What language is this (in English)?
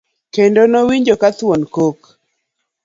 Luo (Kenya and Tanzania)